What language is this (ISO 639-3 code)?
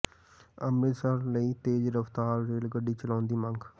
pan